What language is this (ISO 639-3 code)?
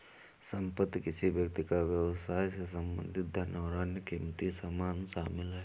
hin